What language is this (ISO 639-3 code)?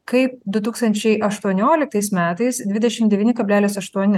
lit